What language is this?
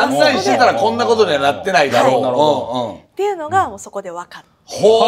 Japanese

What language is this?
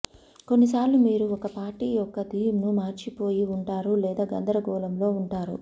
Telugu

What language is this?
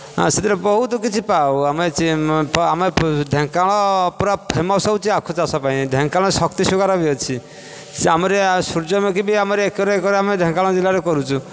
Odia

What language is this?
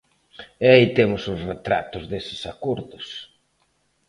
Galician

